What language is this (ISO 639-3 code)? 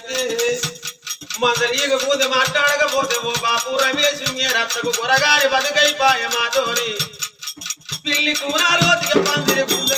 ara